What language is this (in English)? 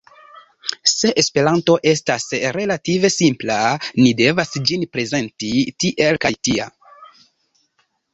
Esperanto